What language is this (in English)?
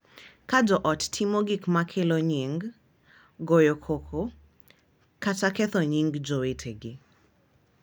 Luo (Kenya and Tanzania)